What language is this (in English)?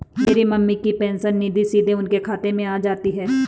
Hindi